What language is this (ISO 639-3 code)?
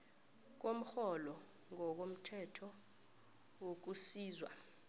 nbl